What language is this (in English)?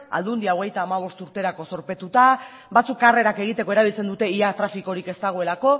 Basque